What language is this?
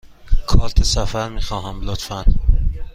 Persian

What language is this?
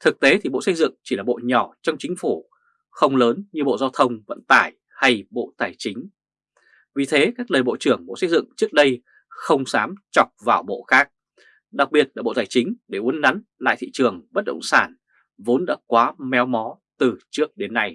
Vietnamese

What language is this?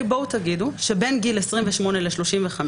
Hebrew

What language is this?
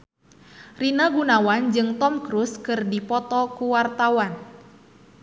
Sundanese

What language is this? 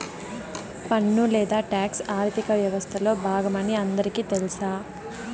Telugu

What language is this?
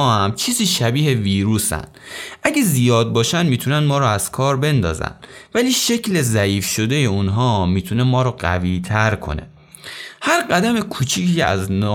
Persian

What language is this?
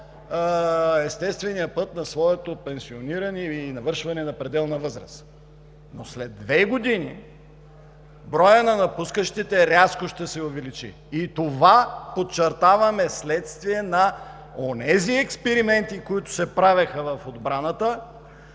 Bulgarian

